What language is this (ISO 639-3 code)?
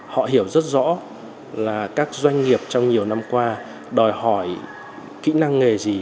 vie